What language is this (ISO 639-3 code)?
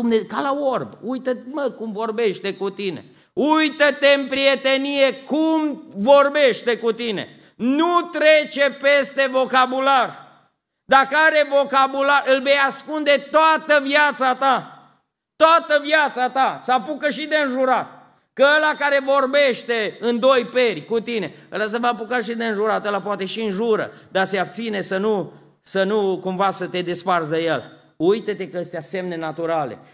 ron